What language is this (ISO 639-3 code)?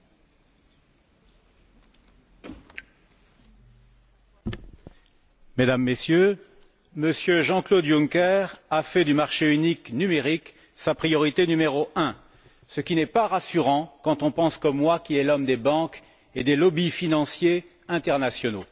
fra